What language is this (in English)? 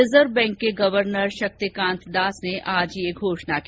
Hindi